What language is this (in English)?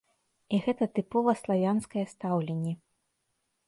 Belarusian